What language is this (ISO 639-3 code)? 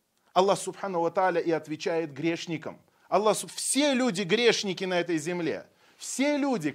rus